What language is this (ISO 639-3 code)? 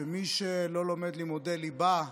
heb